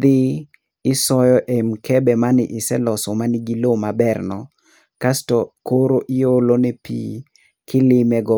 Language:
Luo (Kenya and Tanzania)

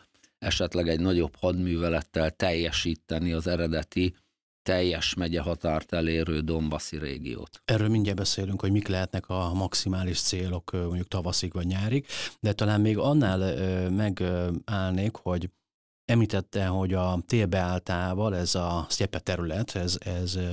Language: Hungarian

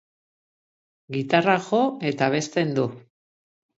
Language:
Basque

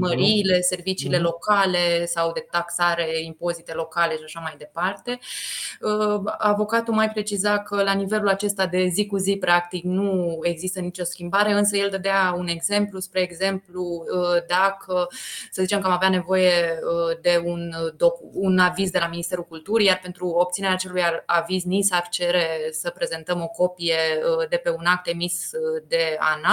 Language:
Romanian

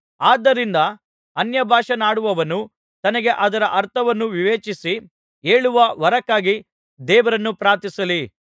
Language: Kannada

